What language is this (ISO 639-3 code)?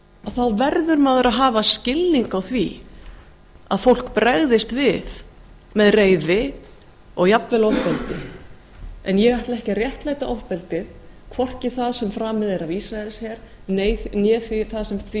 isl